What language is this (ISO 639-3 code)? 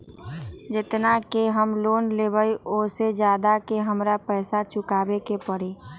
mag